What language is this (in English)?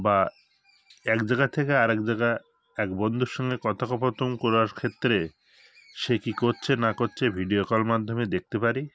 Bangla